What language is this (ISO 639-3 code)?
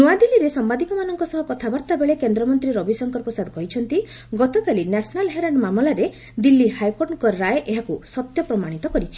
ori